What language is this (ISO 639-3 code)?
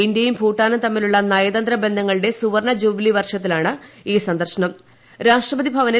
mal